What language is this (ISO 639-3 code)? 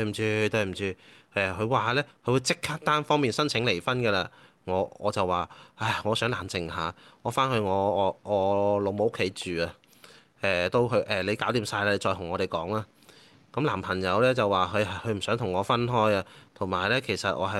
zho